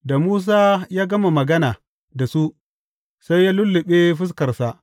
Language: Hausa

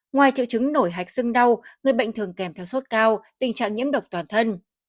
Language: Vietnamese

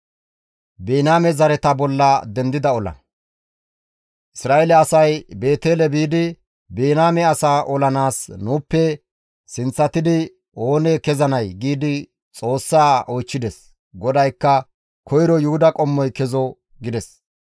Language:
Gamo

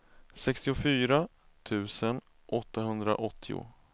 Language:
Swedish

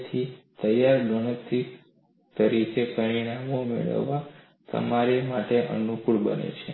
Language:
Gujarati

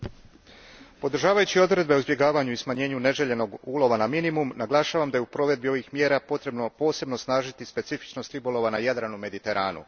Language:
Croatian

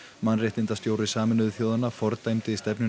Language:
Icelandic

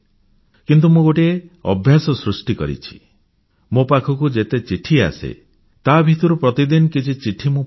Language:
Odia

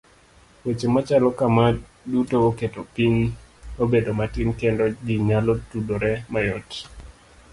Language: Luo (Kenya and Tanzania)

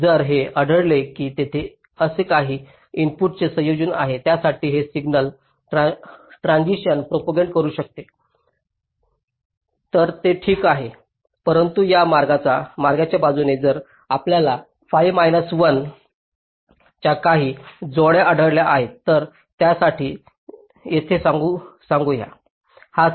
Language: Marathi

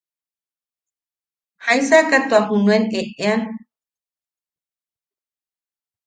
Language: Yaqui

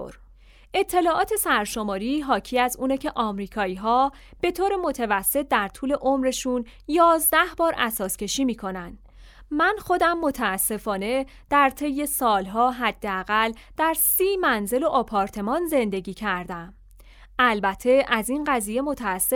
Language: Persian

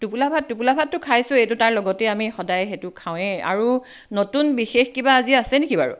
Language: Assamese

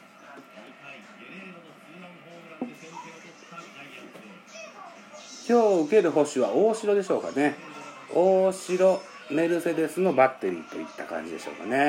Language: Japanese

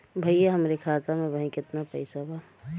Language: Bhojpuri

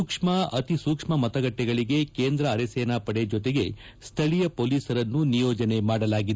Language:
Kannada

